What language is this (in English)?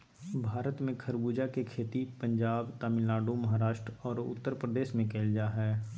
Magahi